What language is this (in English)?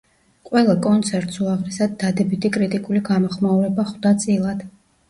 Georgian